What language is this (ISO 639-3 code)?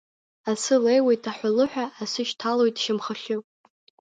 abk